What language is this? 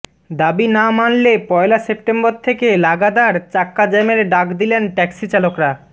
Bangla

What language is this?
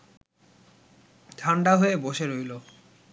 Bangla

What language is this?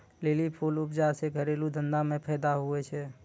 Maithili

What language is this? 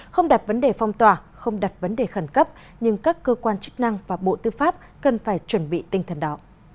Vietnamese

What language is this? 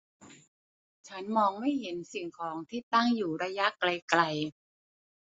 Thai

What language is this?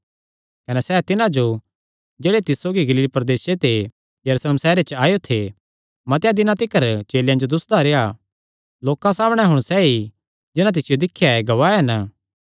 Kangri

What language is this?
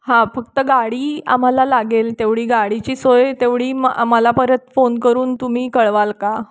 Marathi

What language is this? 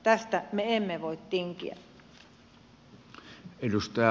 Finnish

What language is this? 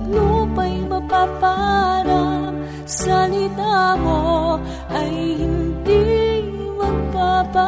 Filipino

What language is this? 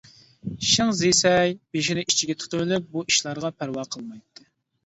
Uyghur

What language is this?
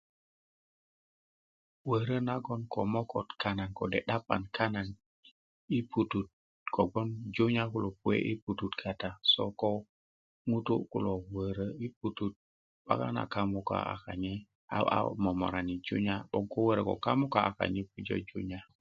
Kuku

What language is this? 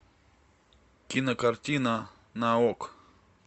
Russian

